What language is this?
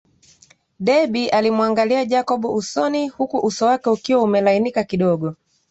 Swahili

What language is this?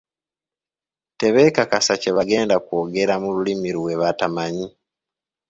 Ganda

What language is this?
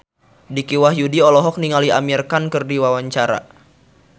Sundanese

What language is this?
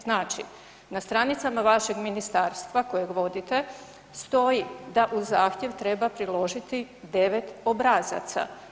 Croatian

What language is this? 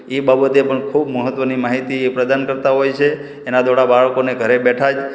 Gujarati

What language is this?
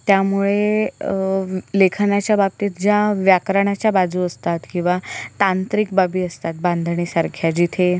Marathi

